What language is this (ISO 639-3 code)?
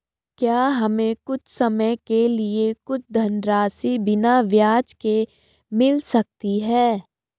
hin